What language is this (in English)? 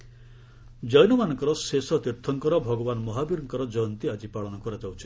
Odia